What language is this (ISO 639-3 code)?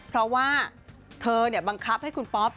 tha